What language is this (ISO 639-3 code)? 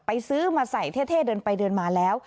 tha